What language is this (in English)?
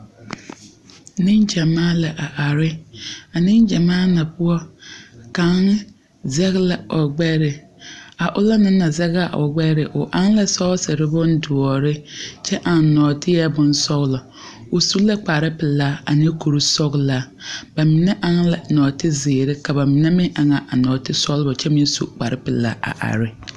Southern Dagaare